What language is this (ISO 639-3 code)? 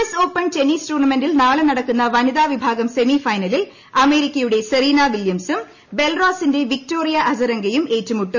mal